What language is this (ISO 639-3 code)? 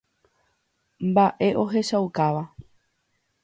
grn